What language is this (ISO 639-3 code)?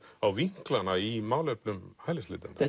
isl